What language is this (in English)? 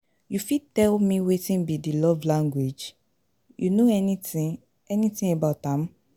Nigerian Pidgin